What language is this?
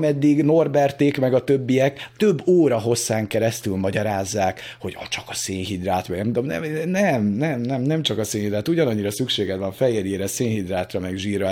Hungarian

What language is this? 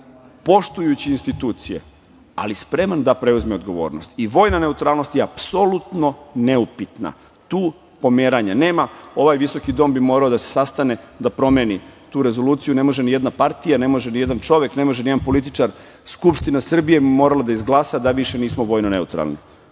Serbian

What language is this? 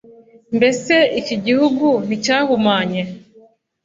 Kinyarwanda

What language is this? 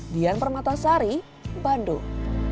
Indonesian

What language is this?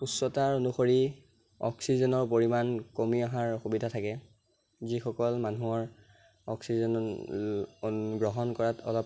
Assamese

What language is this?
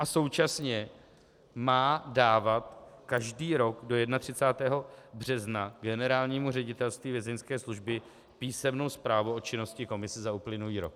Czech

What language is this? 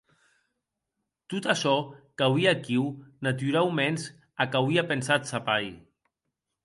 Occitan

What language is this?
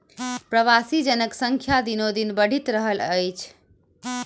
Maithili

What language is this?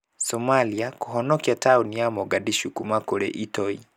Kikuyu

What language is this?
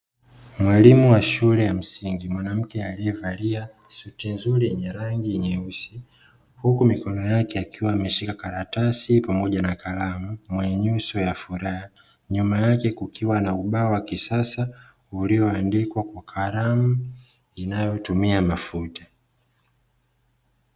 Swahili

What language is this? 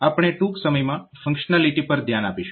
Gujarati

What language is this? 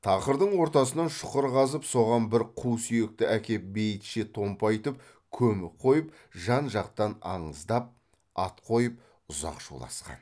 Kazakh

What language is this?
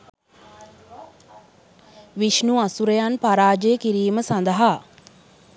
Sinhala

